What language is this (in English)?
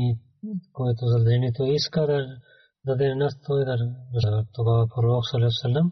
Bulgarian